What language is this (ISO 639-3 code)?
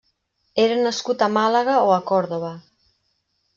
cat